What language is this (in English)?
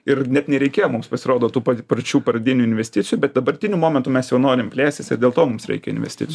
Lithuanian